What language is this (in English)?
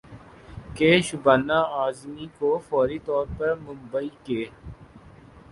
Urdu